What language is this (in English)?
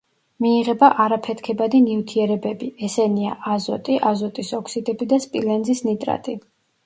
Georgian